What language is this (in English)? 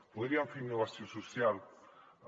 Catalan